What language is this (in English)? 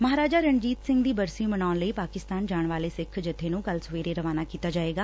Punjabi